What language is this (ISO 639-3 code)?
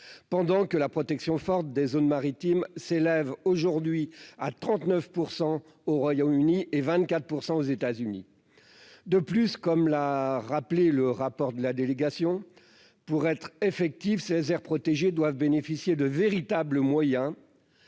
fra